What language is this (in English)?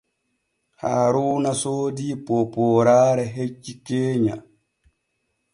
Borgu Fulfulde